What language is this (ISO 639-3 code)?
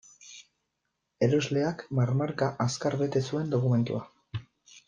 eus